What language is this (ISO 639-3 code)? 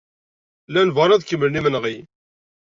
kab